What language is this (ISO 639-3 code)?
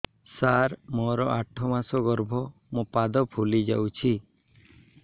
ori